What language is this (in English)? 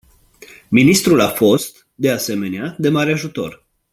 Romanian